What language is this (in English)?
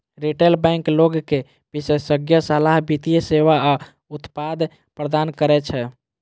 Maithili